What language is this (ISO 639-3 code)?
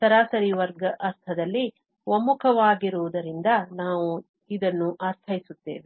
kan